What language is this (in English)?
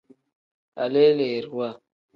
Tem